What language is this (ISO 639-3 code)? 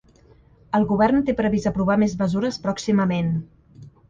cat